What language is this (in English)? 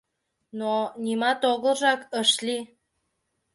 Mari